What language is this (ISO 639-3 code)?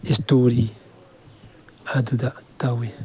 mni